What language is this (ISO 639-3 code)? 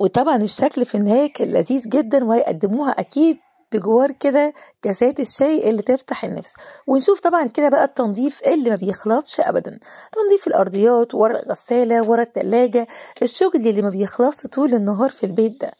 ara